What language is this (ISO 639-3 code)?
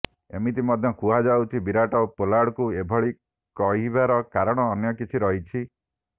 ori